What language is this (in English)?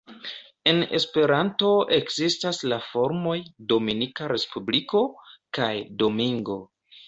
Esperanto